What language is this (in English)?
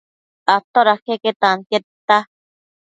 Matsés